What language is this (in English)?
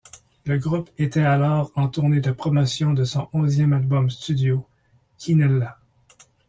French